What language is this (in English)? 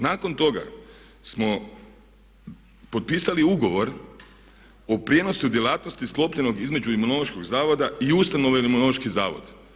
Croatian